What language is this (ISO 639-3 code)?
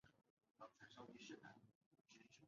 zho